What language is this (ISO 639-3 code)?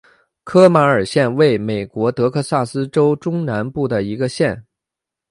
zho